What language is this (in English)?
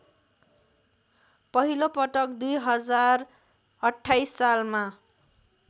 Nepali